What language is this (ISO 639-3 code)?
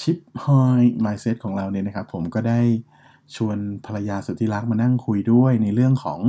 tha